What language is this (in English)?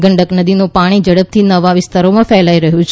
Gujarati